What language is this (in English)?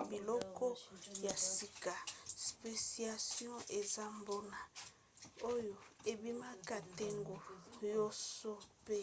Lingala